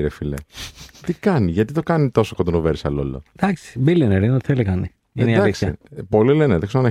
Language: Greek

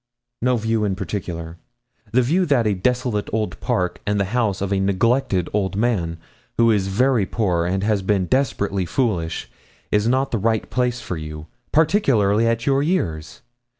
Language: English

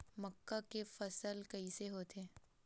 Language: Chhattisgarhi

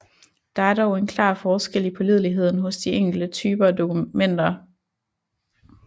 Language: Danish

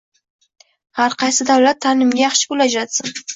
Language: Uzbek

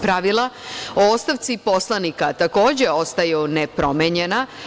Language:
Serbian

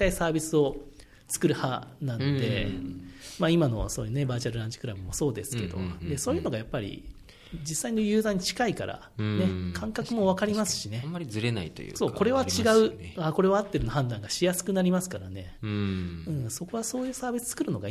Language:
Japanese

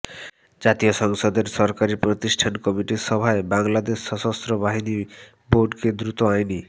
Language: Bangla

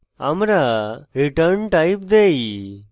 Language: Bangla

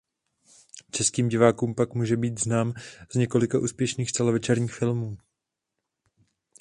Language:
Czech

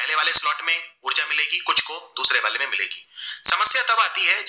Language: Gujarati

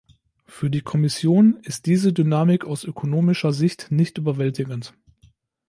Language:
German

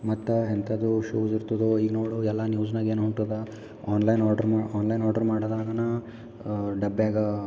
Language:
Kannada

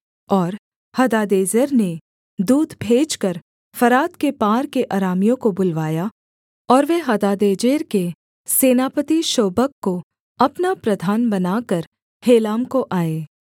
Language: Hindi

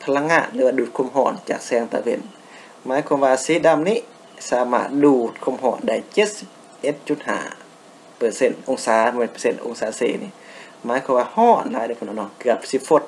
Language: Thai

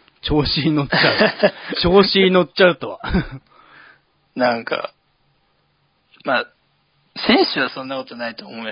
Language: Japanese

